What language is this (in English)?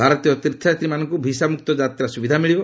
Odia